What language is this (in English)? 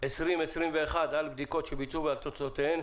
Hebrew